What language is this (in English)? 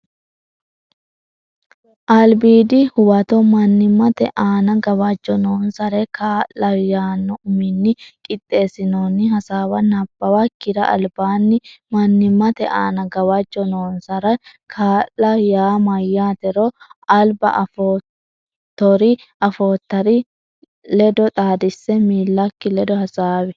Sidamo